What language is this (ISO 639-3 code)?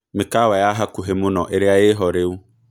kik